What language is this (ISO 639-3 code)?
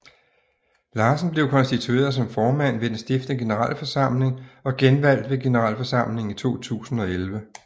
dan